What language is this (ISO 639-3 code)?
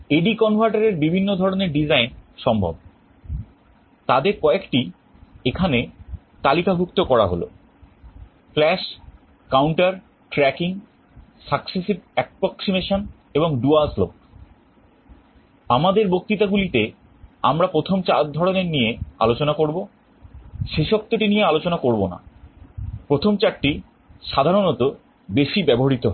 ben